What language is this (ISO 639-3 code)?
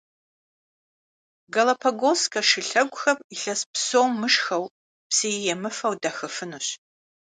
kbd